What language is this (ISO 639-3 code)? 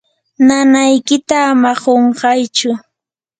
qur